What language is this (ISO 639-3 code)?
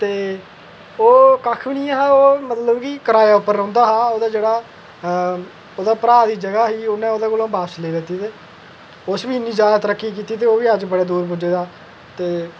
doi